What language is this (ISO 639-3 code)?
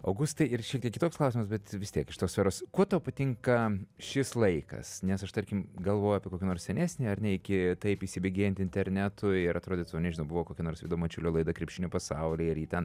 lit